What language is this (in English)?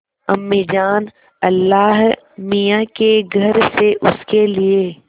Hindi